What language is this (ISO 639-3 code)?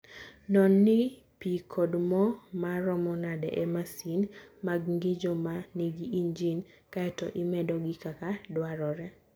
luo